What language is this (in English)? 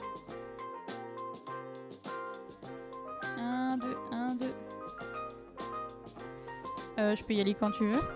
French